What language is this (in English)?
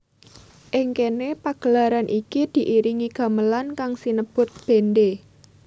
Javanese